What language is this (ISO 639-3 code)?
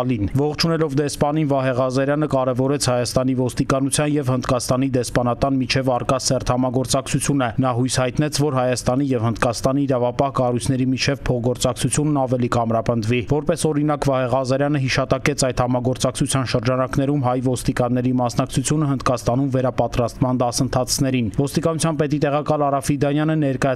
ron